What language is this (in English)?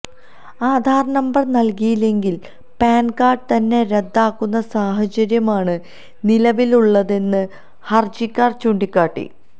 Malayalam